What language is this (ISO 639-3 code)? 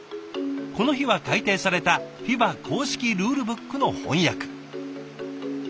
jpn